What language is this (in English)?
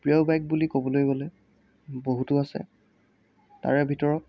Assamese